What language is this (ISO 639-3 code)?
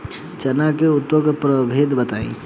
bho